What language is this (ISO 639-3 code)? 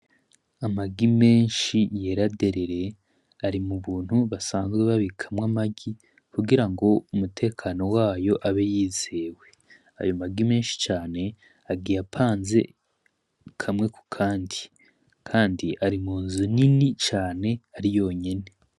run